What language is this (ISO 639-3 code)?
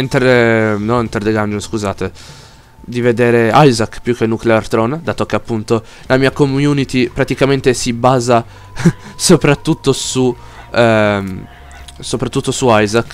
ita